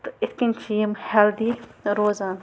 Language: Kashmiri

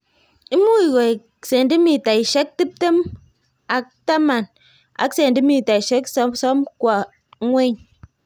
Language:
Kalenjin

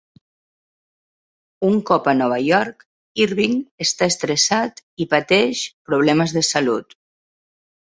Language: Catalan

